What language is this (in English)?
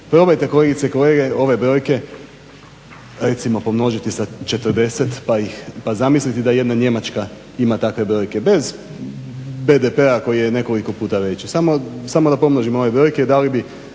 Croatian